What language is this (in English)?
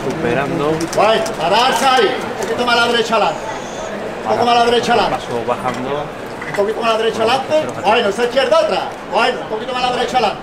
Spanish